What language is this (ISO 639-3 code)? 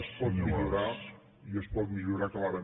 cat